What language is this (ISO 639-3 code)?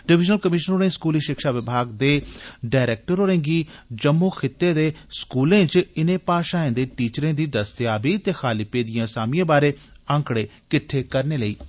doi